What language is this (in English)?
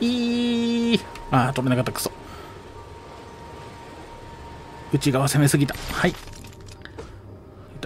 Japanese